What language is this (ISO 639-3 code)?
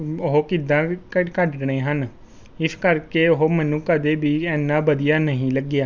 pan